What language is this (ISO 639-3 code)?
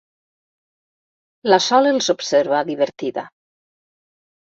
cat